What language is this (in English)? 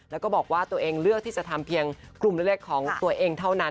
Thai